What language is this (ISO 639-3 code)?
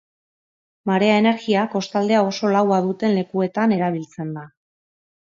eus